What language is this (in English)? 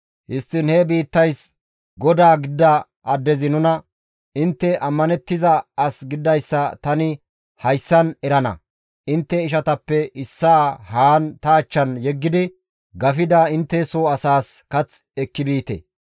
Gamo